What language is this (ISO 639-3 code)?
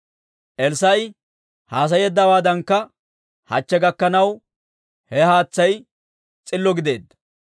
dwr